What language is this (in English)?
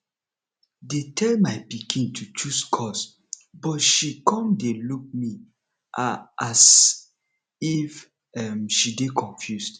Nigerian Pidgin